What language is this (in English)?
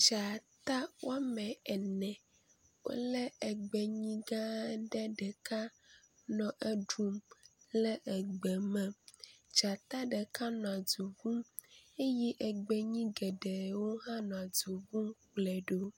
Ewe